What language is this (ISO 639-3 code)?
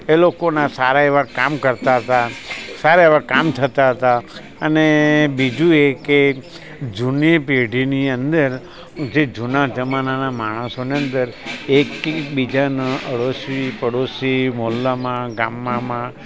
guj